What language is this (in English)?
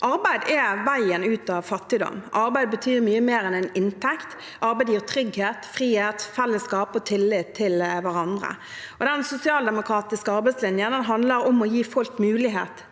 Norwegian